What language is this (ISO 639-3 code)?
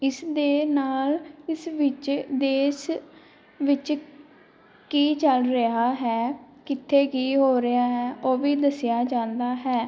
pan